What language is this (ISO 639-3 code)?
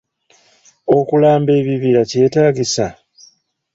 lug